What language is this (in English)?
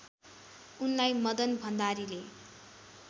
Nepali